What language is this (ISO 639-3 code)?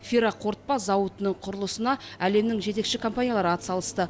kaz